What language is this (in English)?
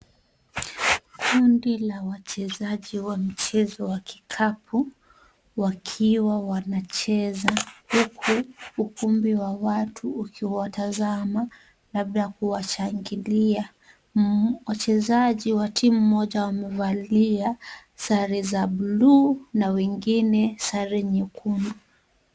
Swahili